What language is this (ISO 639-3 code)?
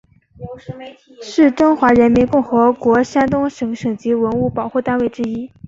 zho